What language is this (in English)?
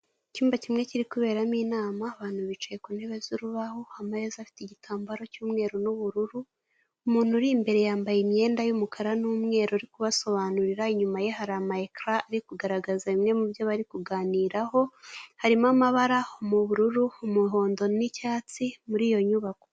Kinyarwanda